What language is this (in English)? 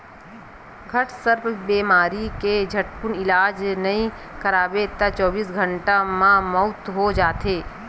Chhattisgarhi